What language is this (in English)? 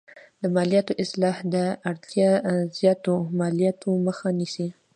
Pashto